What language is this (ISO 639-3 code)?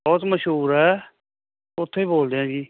pan